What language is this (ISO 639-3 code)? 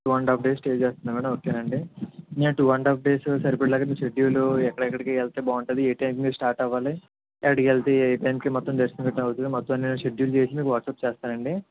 tel